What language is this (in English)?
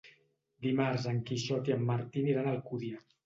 Catalan